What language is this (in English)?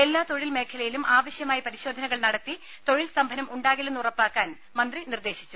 Malayalam